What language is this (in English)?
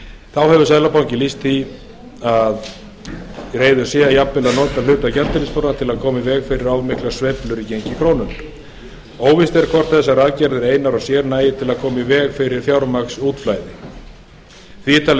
Icelandic